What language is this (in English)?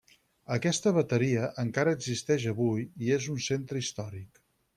Catalan